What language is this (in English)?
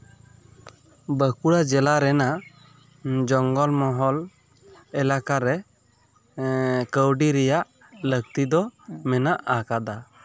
Santali